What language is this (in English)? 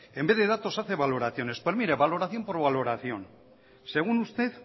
Spanish